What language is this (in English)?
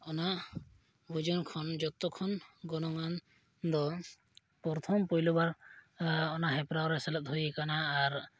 Santali